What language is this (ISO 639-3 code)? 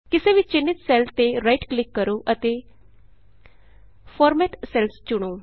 pan